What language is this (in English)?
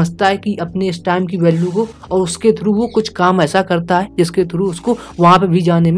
Hindi